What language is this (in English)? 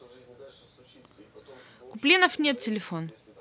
Russian